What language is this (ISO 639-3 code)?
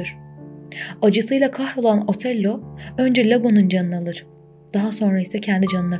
tur